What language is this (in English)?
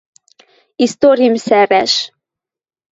Western Mari